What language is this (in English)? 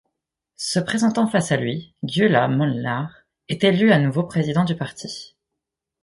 French